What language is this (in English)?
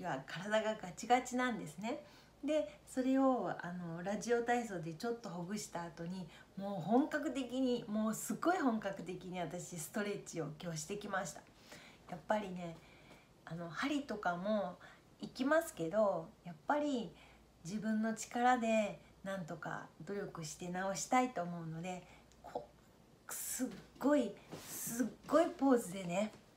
Japanese